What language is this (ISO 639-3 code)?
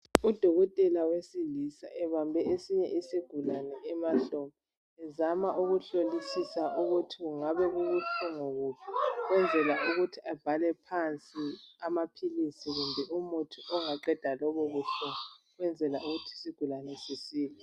nde